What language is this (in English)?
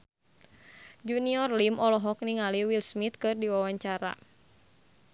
Sundanese